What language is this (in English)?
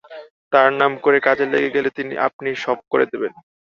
Bangla